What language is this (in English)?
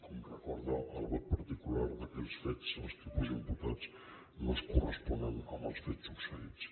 Catalan